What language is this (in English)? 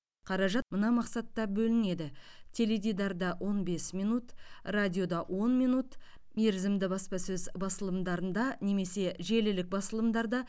Kazakh